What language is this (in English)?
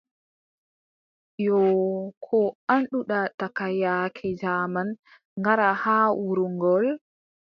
Adamawa Fulfulde